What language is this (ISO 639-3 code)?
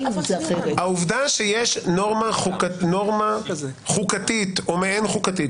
heb